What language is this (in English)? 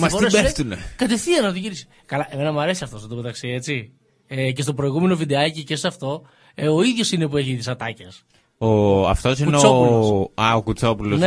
Greek